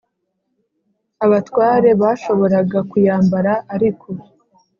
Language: Kinyarwanda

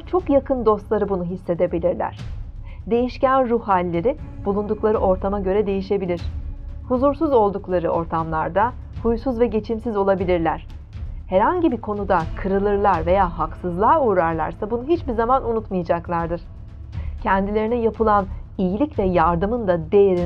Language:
Turkish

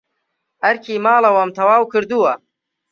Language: Central Kurdish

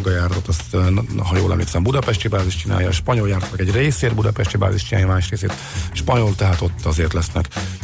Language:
Hungarian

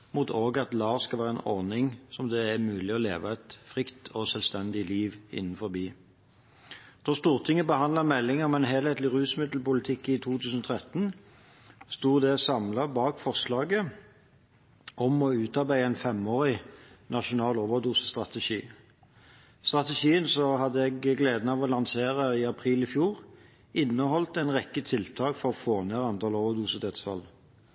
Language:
Norwegian Bokmål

